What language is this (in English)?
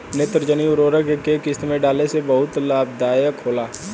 Bhojpuri